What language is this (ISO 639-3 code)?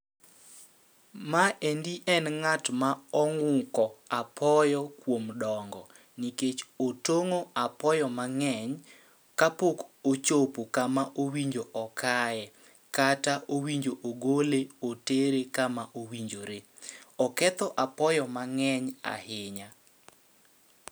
luo